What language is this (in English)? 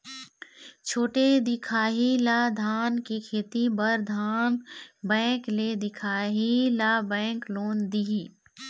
Chhattisgarhi